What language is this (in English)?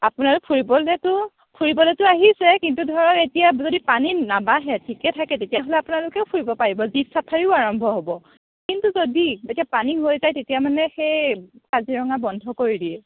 Assamese